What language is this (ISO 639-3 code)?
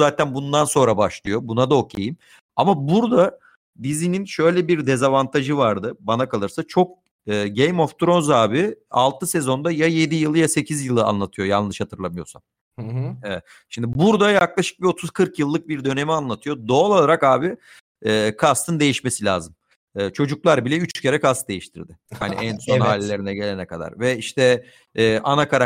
tur